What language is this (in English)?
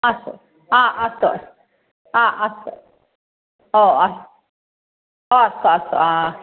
Sanskrit